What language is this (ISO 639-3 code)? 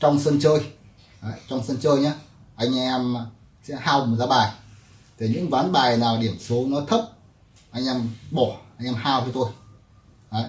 vie